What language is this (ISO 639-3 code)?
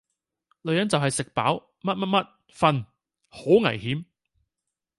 yue